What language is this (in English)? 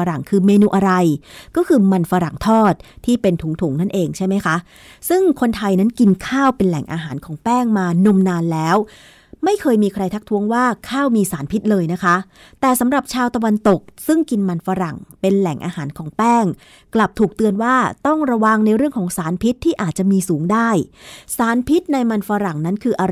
Thai